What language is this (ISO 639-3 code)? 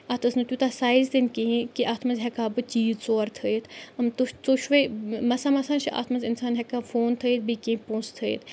kas